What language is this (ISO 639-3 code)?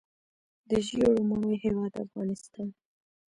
pus